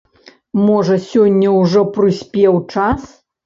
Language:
Belarusian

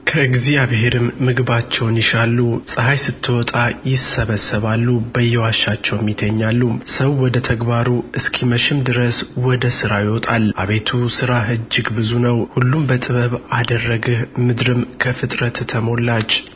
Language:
Amharic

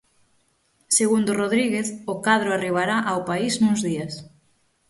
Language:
Galician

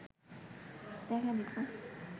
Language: Bangla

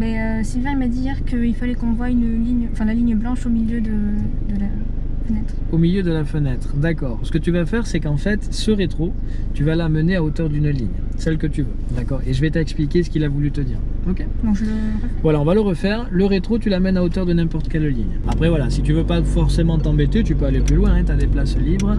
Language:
French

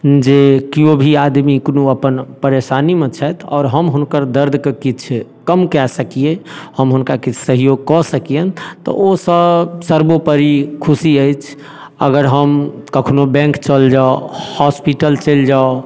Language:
Maithili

